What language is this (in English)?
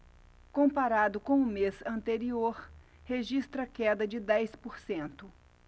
Portuguese